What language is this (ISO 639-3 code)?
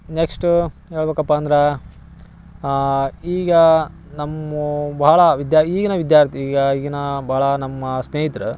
kan